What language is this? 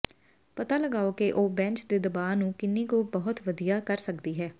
Punjabi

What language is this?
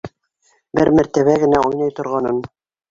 Bashkir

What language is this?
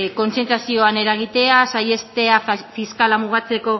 Basque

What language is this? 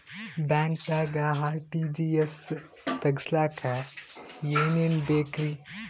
Kannada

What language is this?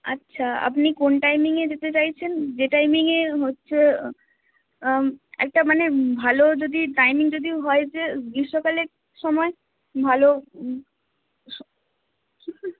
Bangla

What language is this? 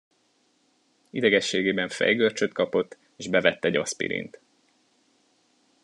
Hungarian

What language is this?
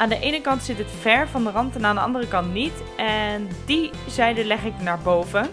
Dutch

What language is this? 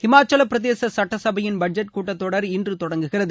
Tamil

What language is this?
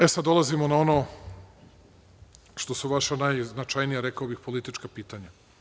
Serbian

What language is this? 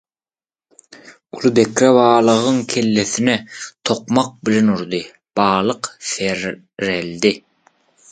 Turkmen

